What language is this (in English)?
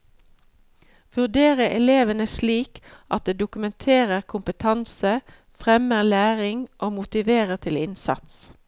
Norwegian